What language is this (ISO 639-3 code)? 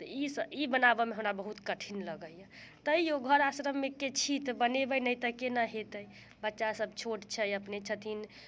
mai